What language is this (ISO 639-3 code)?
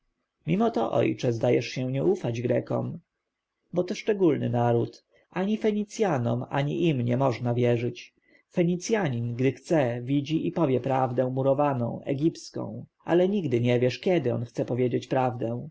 pol